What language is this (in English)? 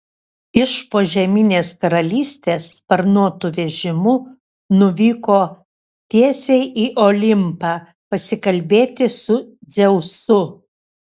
Lithuanian